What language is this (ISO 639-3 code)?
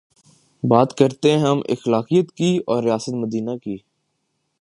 urd